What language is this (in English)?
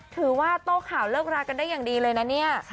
Thai